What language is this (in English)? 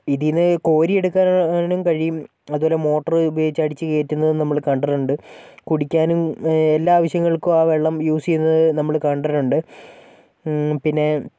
Malayalam